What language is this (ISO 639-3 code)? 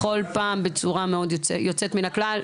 heb